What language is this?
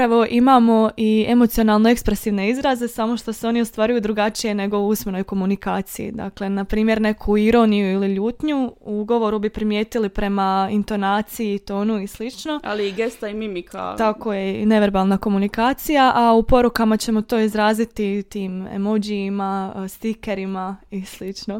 Croatian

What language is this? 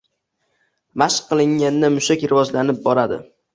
Uzbek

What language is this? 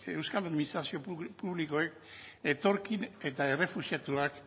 Basque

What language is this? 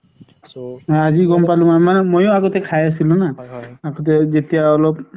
Assamese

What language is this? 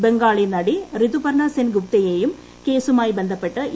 Malayalam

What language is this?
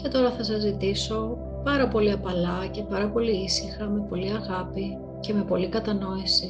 Greek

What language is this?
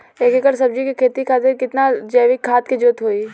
Bhojpuri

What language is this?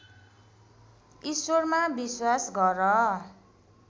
Nepali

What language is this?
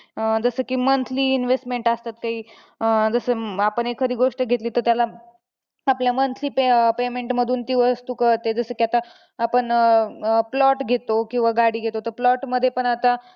Marathi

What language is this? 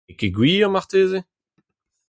Breton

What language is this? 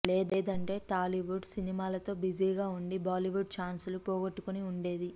Telugu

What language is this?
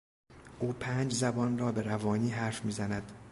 Persian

